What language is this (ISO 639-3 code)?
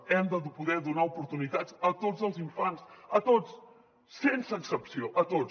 cat